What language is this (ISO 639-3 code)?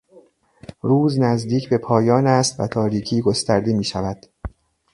fas